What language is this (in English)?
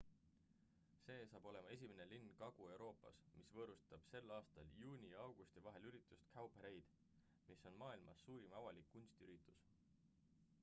Estonian